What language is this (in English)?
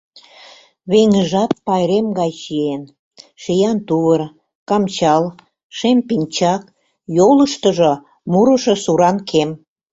Mari